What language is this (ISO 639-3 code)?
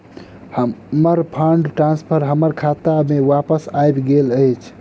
mai